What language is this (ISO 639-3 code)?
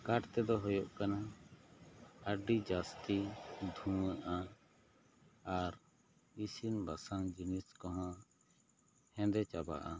sat